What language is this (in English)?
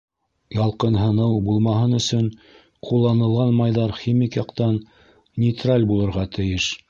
Bashkir